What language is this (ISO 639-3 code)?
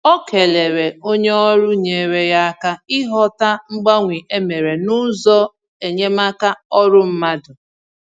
ibo